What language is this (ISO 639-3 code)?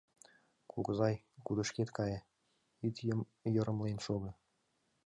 chm